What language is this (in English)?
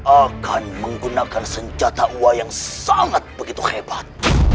Indonesian